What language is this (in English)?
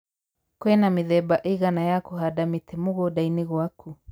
Kikuyu